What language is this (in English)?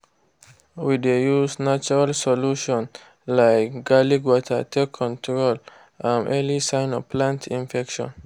Nigerian Pidgin